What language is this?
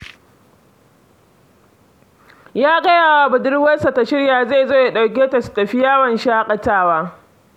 Hausa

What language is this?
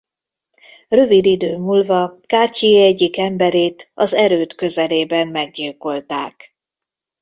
Hungarian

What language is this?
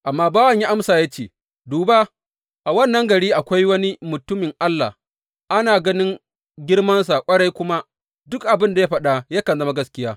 Hausa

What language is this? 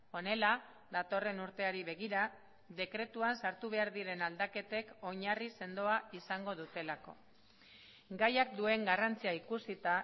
Basque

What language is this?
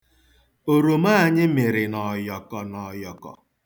Igbo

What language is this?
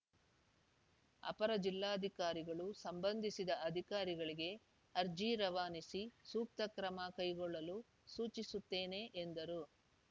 Kannada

